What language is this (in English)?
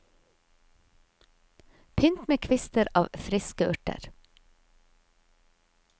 Norwegian